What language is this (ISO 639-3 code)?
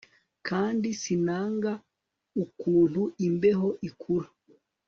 kin